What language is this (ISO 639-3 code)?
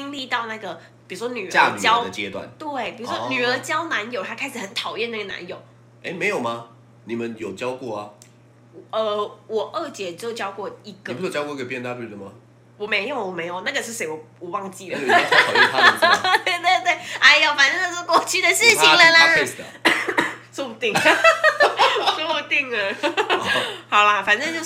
zho